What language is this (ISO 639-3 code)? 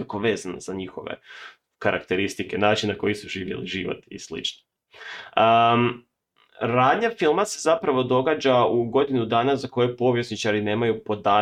hrv